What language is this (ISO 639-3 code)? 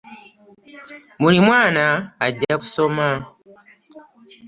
lug